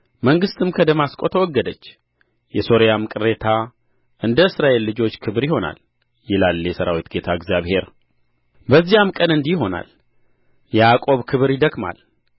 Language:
Amharic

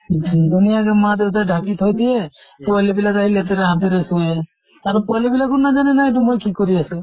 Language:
Assamese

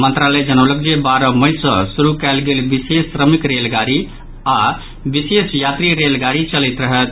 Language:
Maithili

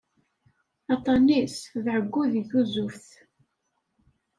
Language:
Kabyle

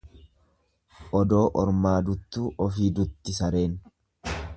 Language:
Oromo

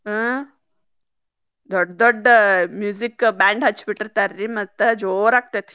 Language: Kannada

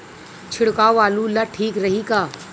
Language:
Bhojpuri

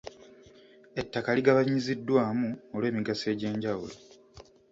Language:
Ganda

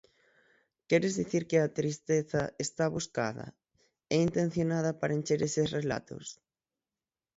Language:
Galician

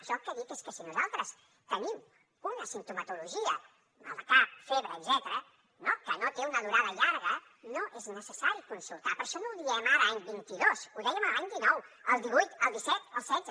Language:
Catalan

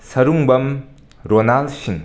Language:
Manipuri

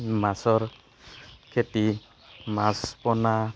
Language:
Assamese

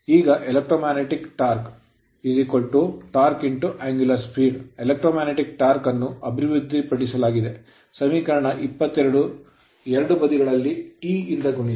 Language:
Kannada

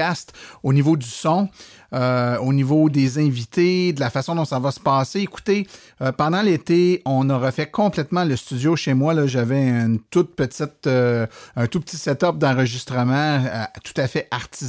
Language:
French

